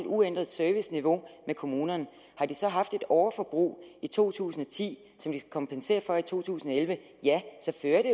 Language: Danish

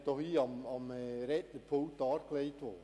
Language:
Swiss German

